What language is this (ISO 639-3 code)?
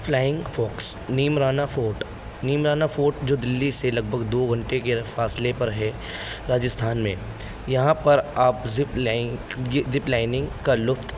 urd